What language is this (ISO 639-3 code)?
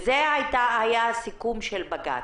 heb